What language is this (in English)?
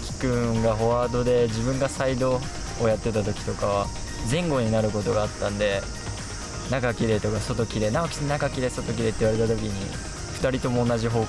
Japanese